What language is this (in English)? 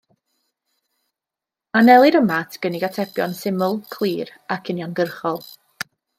Welsh